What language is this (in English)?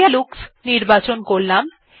Bangla